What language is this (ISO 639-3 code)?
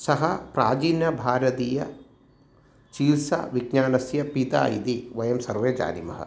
san